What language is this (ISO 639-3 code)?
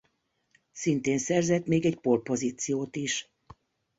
hun